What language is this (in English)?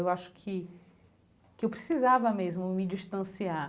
Portuguese